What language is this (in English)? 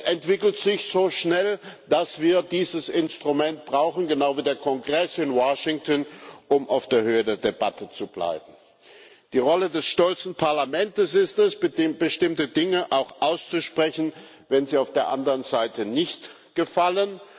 German